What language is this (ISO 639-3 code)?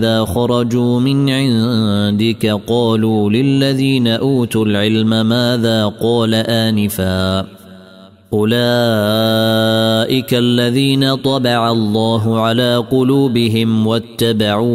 ara